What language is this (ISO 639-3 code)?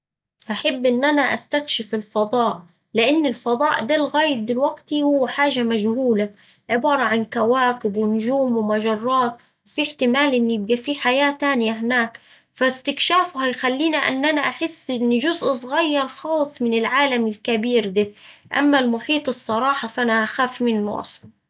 aec